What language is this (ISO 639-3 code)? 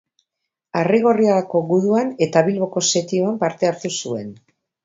eus